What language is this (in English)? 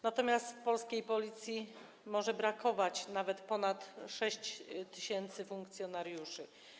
Polish